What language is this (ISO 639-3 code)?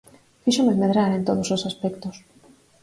glg